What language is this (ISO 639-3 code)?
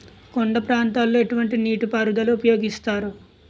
tel